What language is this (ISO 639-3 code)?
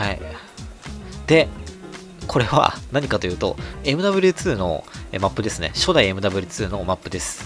jpn